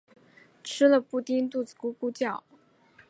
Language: Chinese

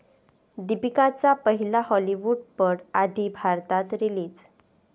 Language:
Marathi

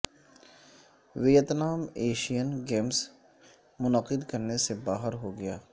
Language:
Urdu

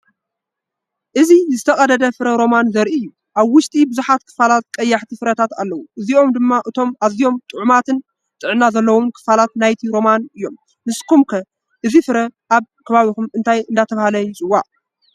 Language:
Tigrinya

